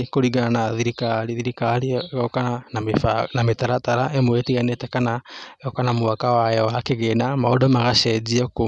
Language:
Kikuyu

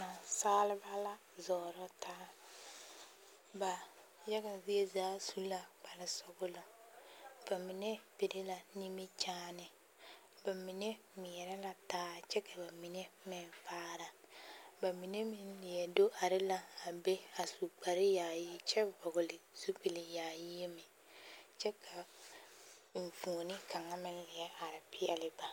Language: Southern Dagaare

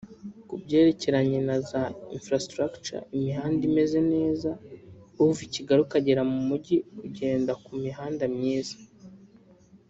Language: Kinyarwanda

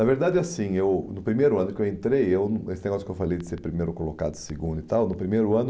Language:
Portuguese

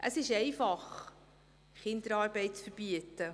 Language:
Swiss German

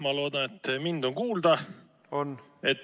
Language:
Estonian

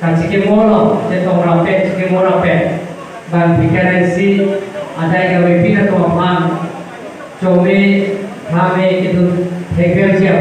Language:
Indonesian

